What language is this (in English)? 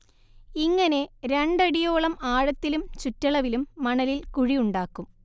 Malayalam